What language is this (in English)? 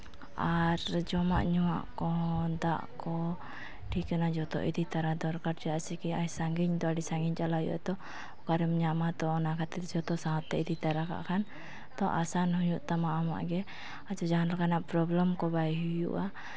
Santali